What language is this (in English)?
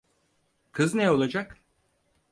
Turkish